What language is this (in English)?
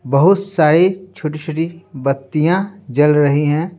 Hindi